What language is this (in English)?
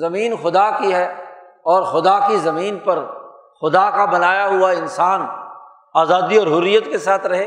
Urdu